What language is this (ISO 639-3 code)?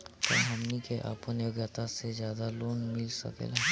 bho